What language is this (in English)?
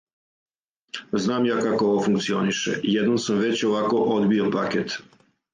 Serbian